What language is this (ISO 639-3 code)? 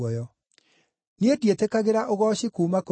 kik